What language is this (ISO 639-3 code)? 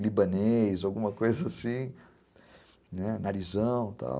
por